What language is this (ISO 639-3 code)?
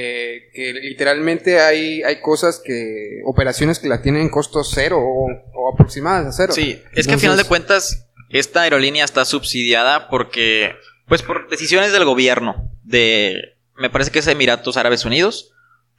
spa